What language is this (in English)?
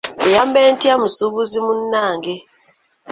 Ganda